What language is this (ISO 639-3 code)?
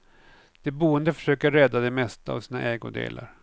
swe